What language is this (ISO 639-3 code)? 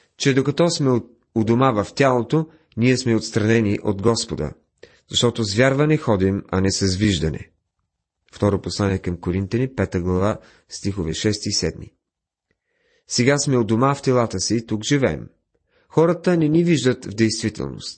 bul